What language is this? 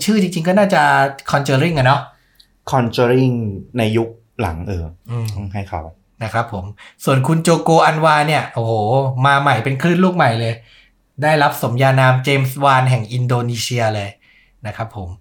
Thai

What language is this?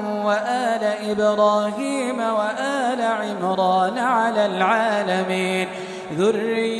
Arabic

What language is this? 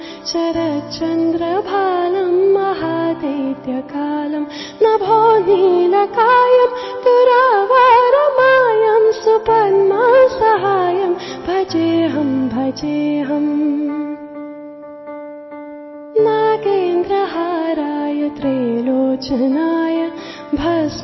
English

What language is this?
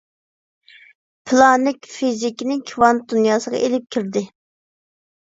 Uyghur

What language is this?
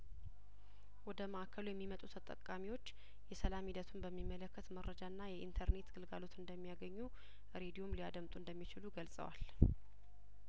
Amharic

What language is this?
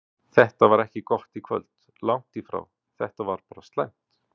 Icelandic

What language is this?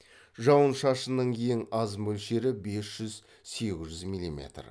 Kazakh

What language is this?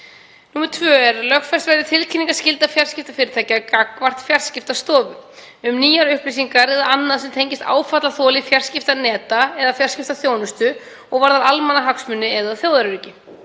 Icelandic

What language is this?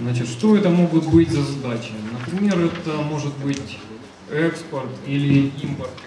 Russian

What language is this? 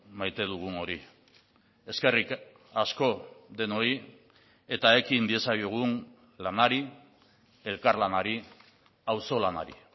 Basque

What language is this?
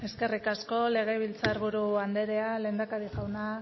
Basque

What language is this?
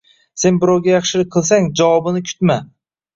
Uzbek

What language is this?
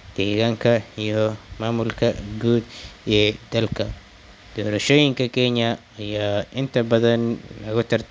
Somali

